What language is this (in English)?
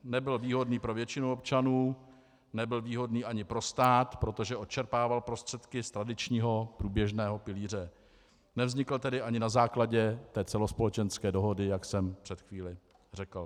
Czech